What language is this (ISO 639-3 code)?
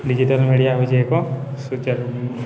ori